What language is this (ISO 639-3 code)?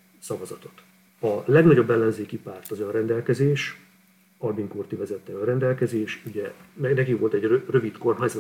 hun